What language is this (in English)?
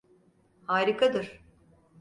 Turkish